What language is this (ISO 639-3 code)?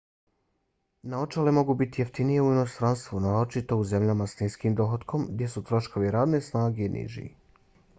bos